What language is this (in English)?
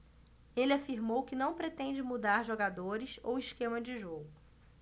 Portuguese